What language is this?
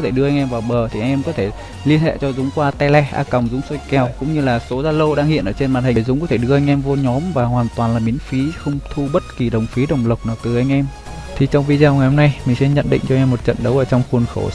Vietnamese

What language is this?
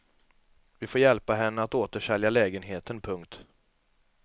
Swedish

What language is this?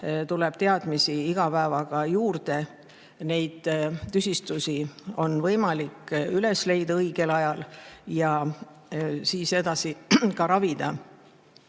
Estonian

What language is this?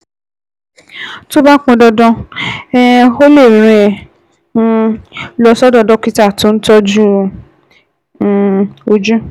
Yoruba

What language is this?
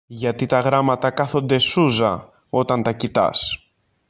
Greek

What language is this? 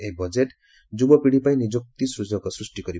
Odia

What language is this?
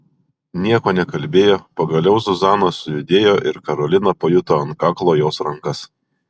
Lithuanian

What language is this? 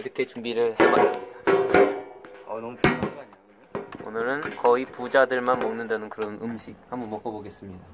Korean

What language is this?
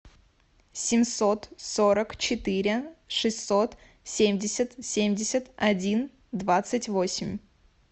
Russian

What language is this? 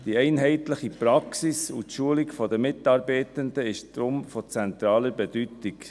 Swiss German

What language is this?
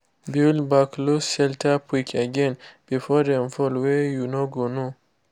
Nigerian Pidgin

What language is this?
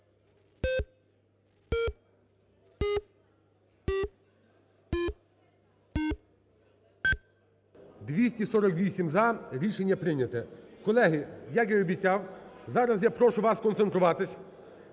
Ukrainian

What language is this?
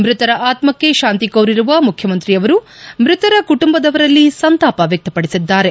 Kannada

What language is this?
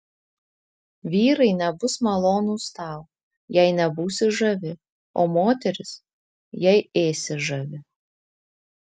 Lithuanian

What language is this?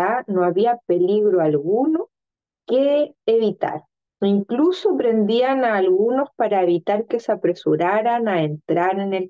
Spanish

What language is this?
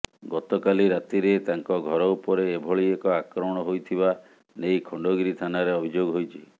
Odia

